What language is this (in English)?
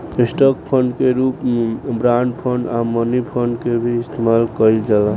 Bhojpuri